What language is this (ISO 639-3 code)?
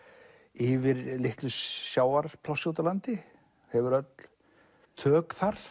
isl